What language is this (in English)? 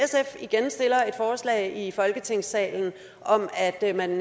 Danish